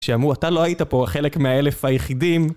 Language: Hebrew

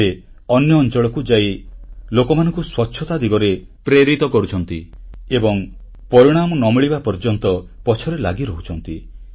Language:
Odia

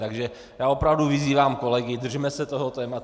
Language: Czech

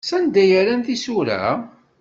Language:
Kabyle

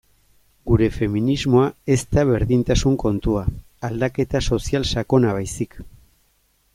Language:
Basque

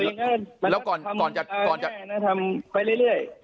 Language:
Thai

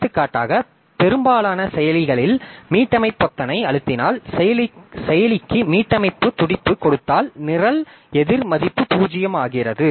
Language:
Tamil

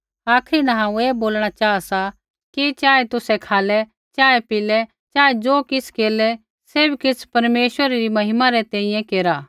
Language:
Kullu Pahari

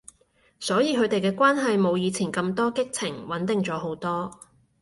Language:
Cantonese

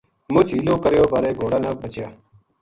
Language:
Gujari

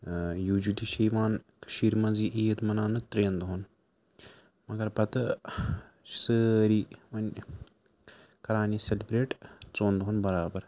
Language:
Kashmiri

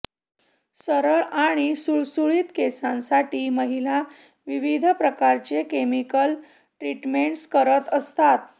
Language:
Marathi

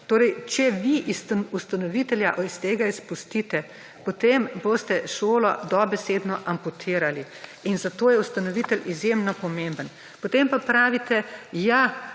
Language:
Slovenian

